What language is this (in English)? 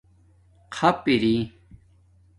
Domaaki